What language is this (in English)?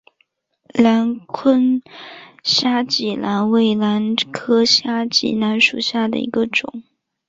Chinese